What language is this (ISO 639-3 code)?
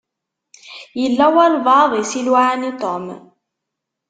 kab